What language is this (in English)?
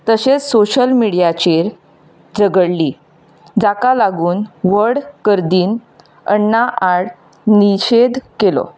Konkani